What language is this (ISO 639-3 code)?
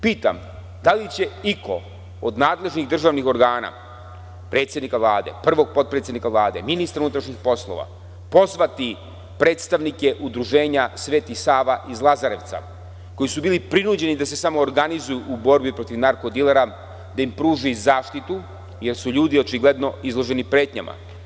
srp